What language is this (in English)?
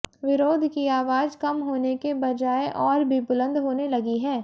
Hindi